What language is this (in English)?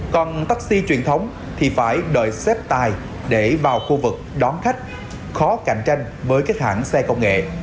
Vietnamese